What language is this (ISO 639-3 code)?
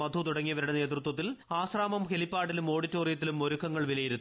mal